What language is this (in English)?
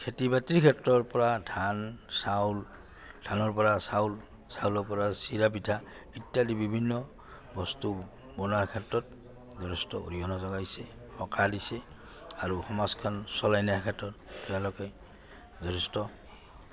Assamese